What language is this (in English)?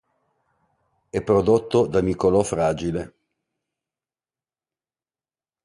Italian